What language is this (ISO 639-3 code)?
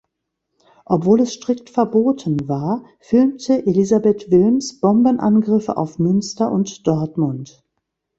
deu